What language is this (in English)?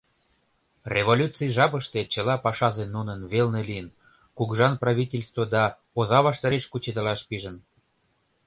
Mari